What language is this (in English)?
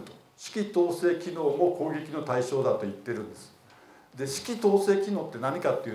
Japanese